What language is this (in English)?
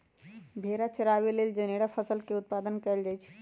Magahi